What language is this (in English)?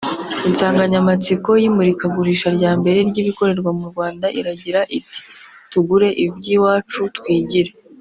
Kinyarwanda